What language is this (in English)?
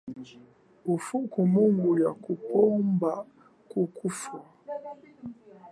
Chokwe